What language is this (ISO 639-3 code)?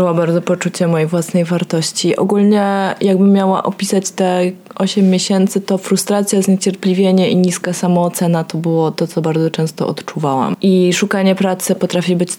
pol